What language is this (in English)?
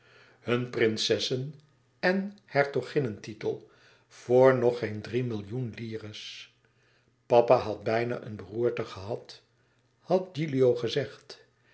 Dutch